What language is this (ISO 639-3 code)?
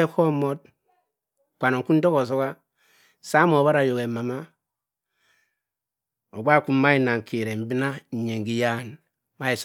mfn